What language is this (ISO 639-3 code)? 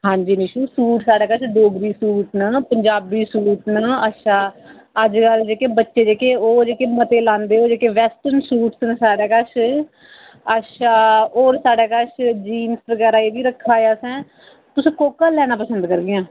doi